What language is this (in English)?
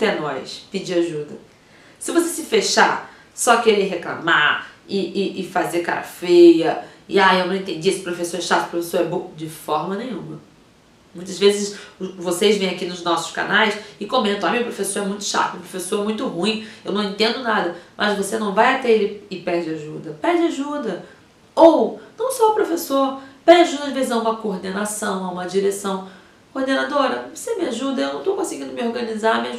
Portuguese